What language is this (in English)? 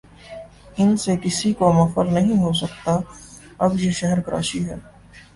Urdu